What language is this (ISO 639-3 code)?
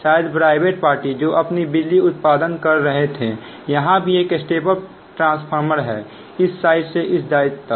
hin